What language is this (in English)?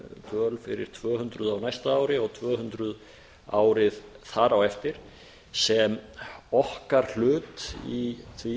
Icelandic